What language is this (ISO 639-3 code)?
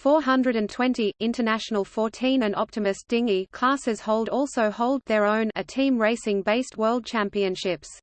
eng